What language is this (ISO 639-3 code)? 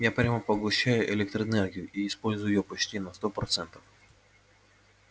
rus